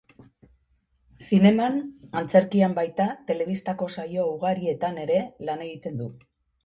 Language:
Basque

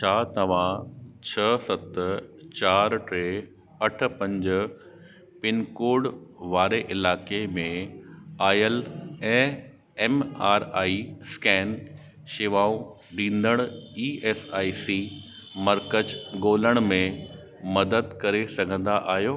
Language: Sindhi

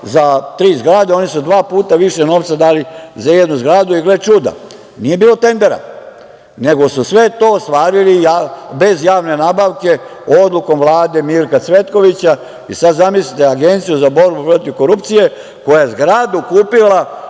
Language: Serbian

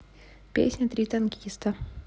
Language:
Russian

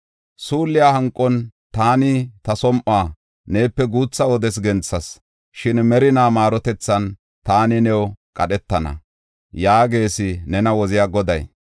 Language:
Gofa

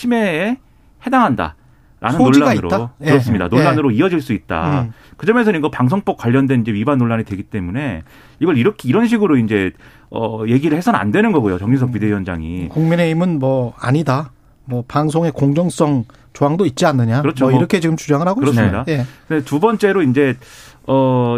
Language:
Korean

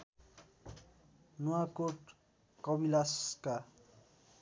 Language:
Nepali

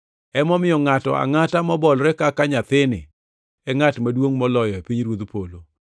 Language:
Luo (Kenya and Tanzania)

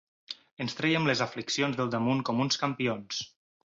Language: Catalan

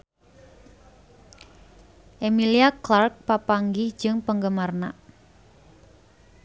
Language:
Sundanese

